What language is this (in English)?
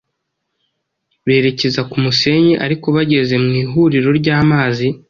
Kinyarwanda